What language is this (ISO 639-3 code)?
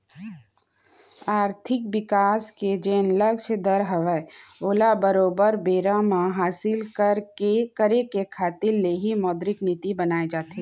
hne